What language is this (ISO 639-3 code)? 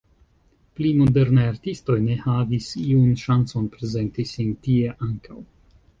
epo